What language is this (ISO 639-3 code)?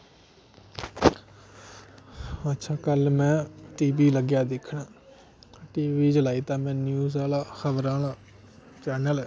doi